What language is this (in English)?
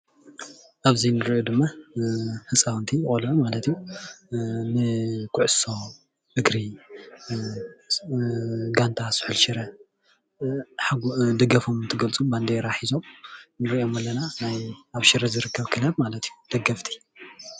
Tigrinya